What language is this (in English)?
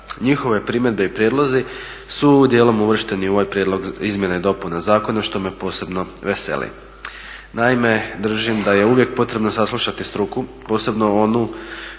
Croatian